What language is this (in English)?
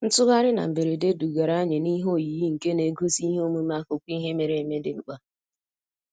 Igbo